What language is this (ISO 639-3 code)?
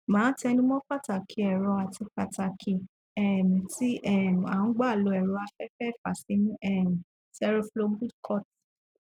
yor